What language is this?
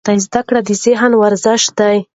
Pashto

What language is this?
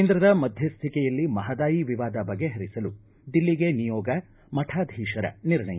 Kannada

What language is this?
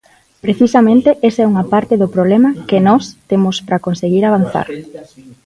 Galician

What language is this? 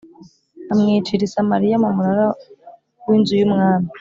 Kinyarwanda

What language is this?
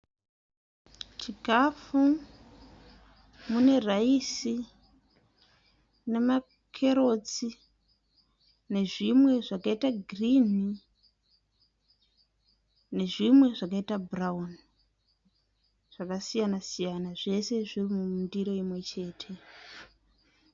Shona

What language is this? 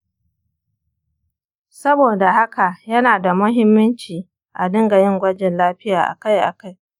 Hausa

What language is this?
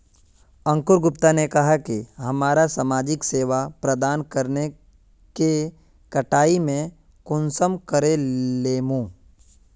Magahi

